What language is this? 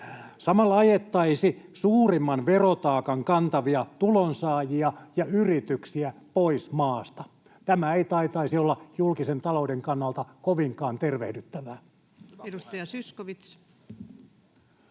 Finnish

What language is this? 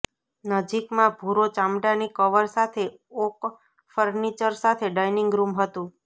Gujarati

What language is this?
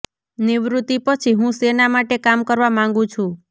Gujarati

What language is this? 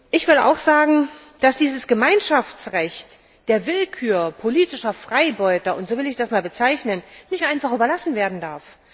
German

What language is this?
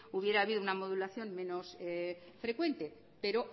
Spanish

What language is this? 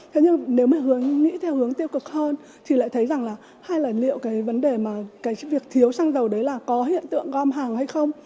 Vietnamese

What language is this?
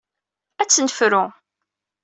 Kabyle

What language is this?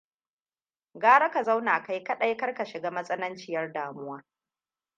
Hausa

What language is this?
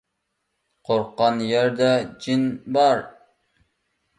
Uyghur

